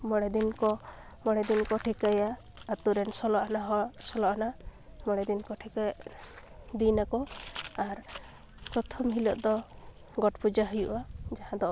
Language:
Santali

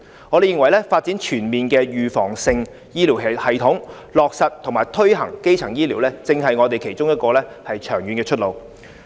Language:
Cantonese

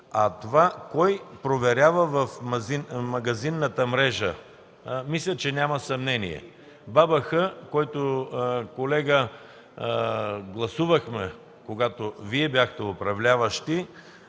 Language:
Bulgarian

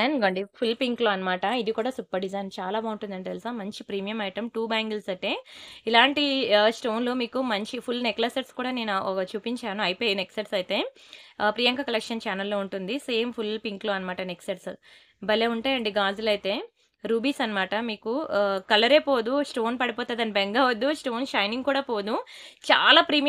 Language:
Telugu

